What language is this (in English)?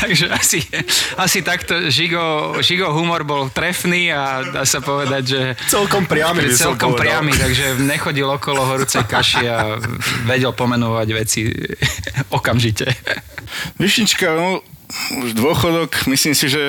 Slovak